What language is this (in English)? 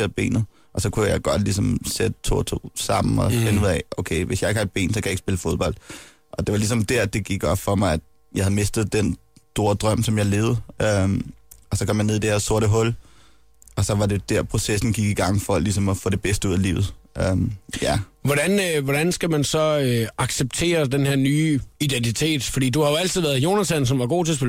Danish